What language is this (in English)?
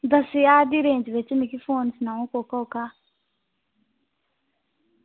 Dogri